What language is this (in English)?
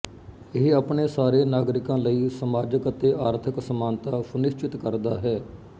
Punjabi